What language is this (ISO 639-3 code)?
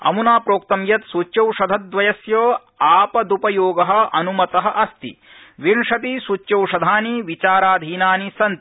san